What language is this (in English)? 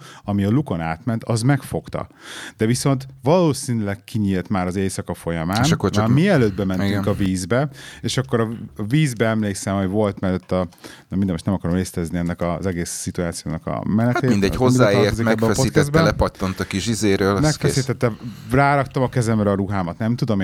Hungarian